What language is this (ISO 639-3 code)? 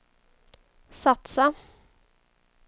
swe